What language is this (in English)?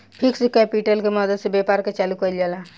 Bhojpuri